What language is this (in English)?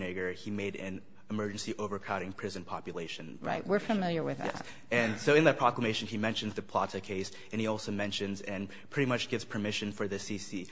English